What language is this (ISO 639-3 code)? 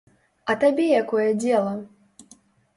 bel